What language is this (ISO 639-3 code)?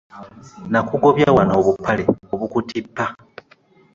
lug